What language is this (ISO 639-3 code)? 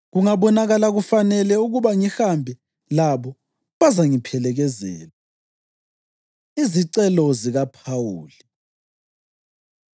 nde